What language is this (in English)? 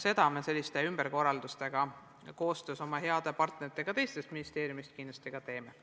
Estonian